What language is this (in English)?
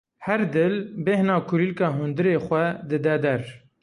Kurdish